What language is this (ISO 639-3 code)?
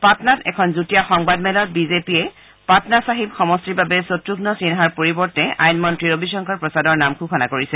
asm